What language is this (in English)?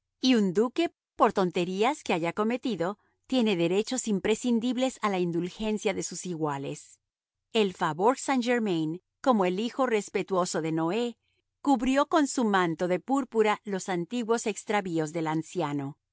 Spanish